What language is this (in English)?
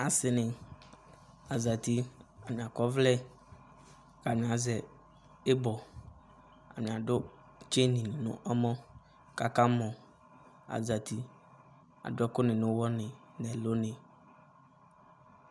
Ikposo